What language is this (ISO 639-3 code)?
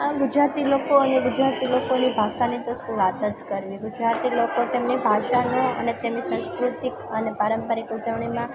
guj